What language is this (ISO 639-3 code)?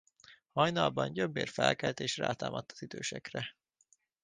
hun